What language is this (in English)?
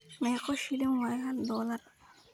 Somali